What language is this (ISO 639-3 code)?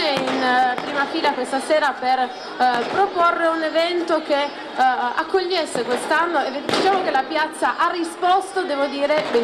ita